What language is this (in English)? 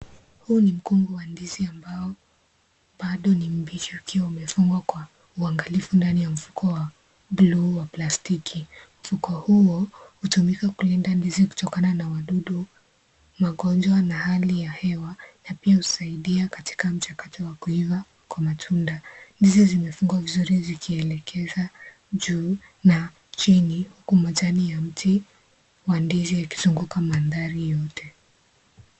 Swahili